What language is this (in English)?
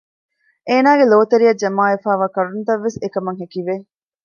Divehi